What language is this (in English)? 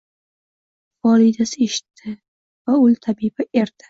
Uzbek